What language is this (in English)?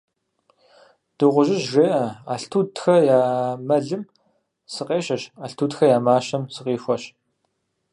Kabardian